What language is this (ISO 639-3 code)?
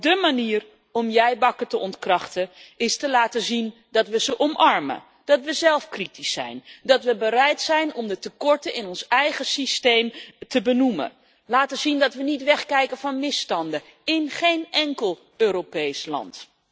nld